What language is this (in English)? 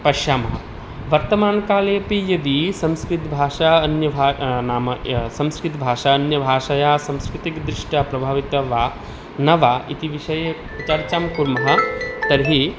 Sanskrit